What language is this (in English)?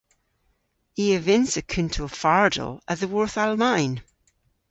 Cornish